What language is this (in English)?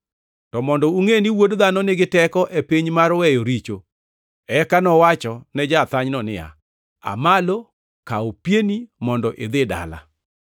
Luo (Kenya and Tanzania)